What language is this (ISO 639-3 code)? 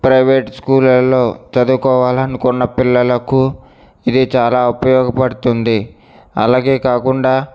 tel